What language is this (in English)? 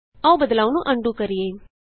Punjabi